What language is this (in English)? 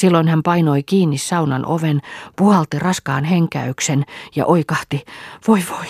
Finnish